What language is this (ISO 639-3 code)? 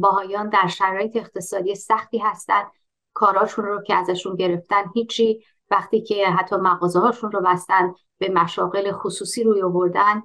fas